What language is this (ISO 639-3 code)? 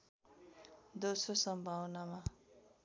nep